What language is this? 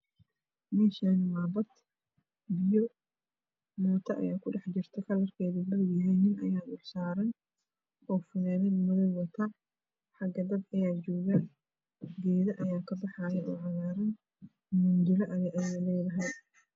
Somali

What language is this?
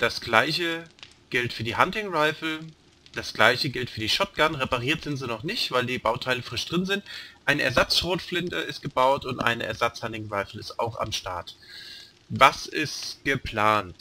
German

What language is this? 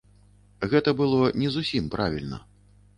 Belarusian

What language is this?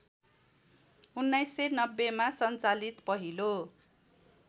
Nepali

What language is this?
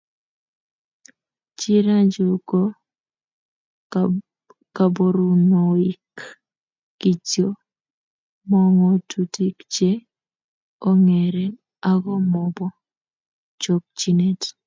Kalenjin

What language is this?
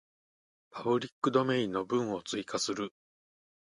Japanese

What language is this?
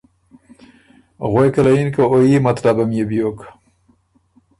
Ormuri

